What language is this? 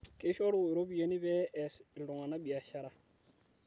Masai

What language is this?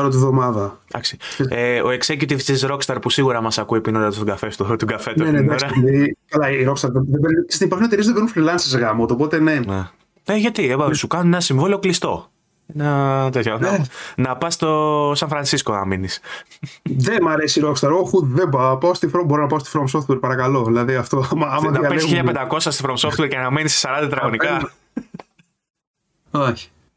Greek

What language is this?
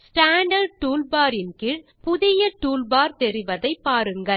Tamil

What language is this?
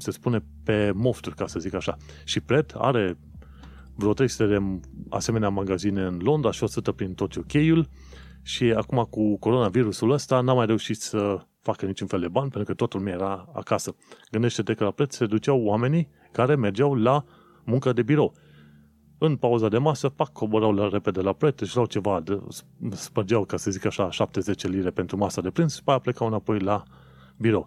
Romanian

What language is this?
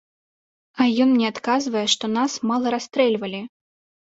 Belarusian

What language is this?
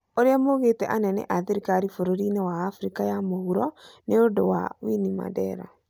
Kikuyu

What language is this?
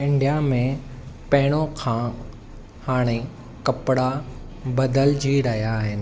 Sindhi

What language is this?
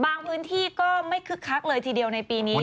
Thai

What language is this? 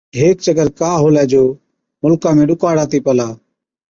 Od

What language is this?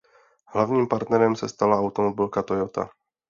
Czech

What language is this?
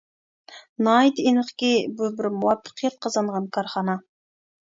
Uyghur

